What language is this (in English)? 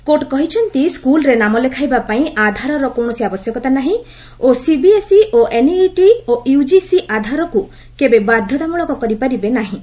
Odia